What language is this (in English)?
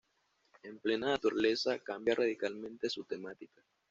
Spanish